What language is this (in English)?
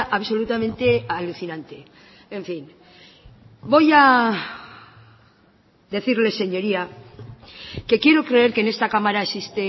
Spanish